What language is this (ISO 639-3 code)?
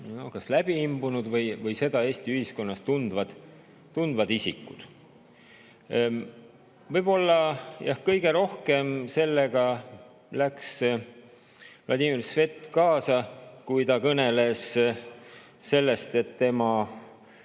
est